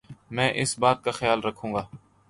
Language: Urdu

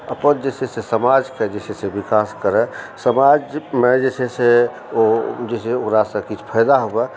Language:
Maithili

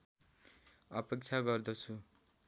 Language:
Nepali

